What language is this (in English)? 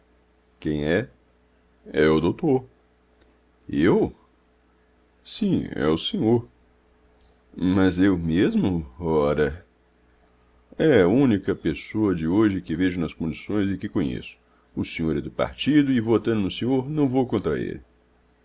Portuguese